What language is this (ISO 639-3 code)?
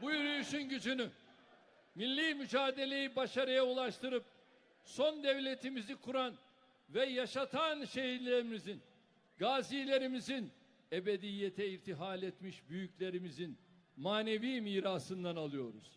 tur